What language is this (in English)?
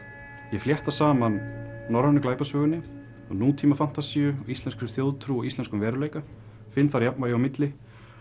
Icelandic